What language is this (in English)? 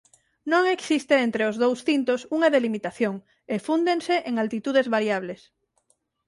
Galician